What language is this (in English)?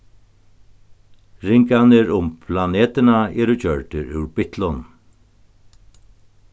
Faroese